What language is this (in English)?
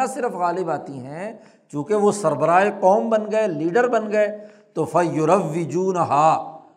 Urdu